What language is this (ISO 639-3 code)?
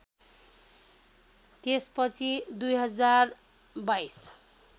nep